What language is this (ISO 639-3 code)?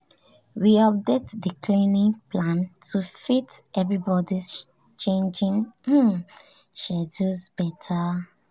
pcm